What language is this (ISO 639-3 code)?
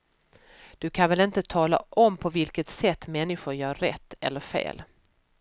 swe